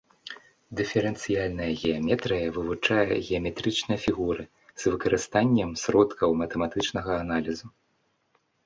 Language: Belarusian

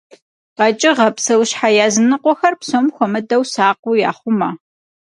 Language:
Kabardian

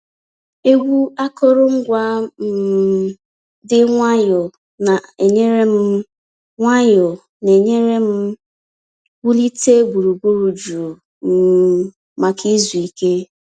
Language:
Igbo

